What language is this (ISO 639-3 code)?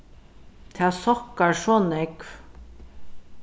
fao